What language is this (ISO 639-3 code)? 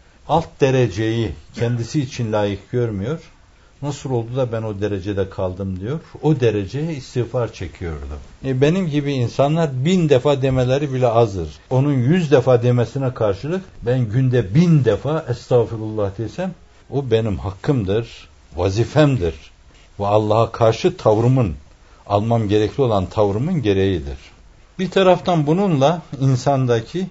tur